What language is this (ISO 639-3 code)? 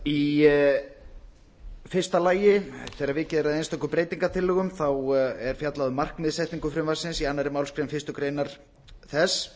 isl